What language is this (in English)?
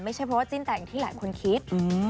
Thai